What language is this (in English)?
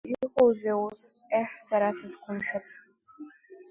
Abkhazian